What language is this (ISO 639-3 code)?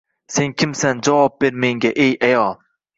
uzb